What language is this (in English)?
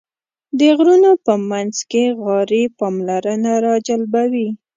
Pashto